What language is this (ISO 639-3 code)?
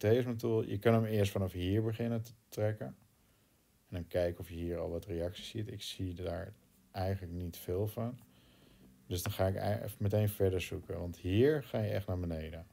nld